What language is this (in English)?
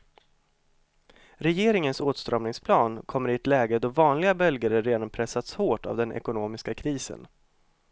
Swedish